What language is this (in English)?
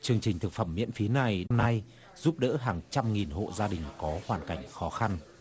Vietnamese